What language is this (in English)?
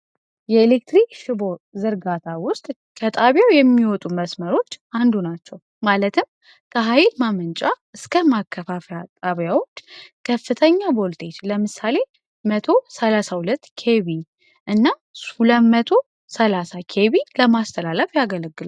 Amharic